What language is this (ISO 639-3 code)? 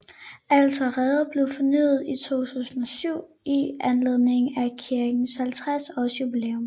dan